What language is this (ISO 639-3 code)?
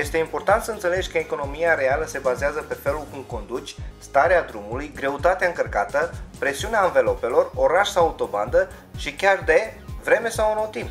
ron